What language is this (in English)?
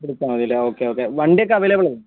Malayalam